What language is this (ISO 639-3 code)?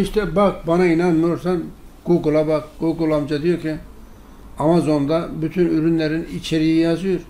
tur